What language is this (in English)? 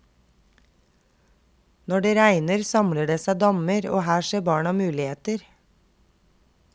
Norwegian